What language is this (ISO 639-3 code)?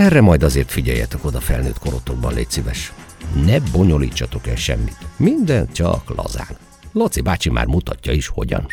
hun